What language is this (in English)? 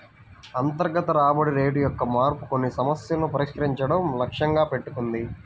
Telugu